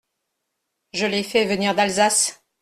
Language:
French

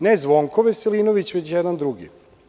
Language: Serbian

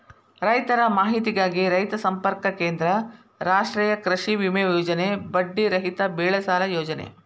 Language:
Kannada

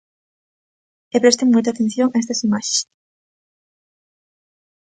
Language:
Galician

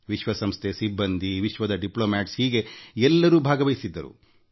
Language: Kannada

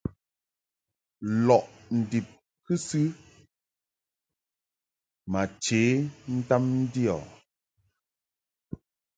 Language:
Mungaka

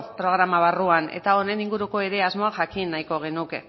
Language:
Basque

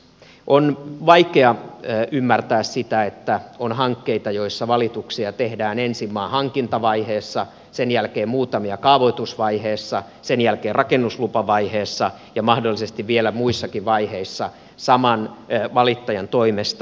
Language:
Finnish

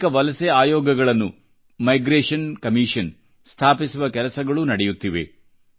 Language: Kannada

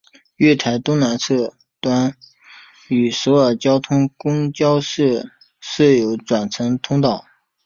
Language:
Chinese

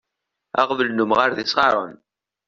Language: Kabyle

